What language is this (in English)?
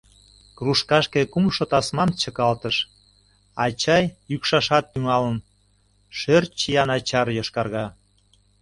Mari